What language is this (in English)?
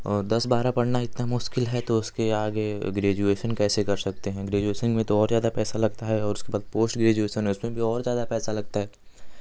Hindi